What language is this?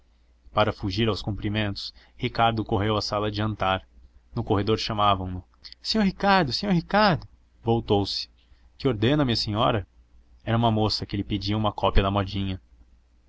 Portuguese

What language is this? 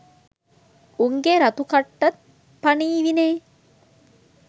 Sinhala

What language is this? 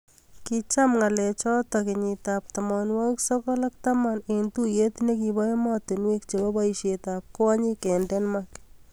Kalenjin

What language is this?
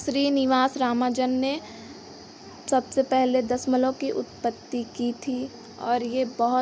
Hindi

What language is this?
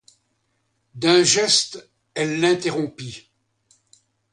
French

